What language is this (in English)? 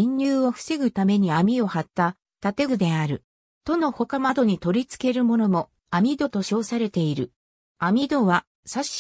Japanese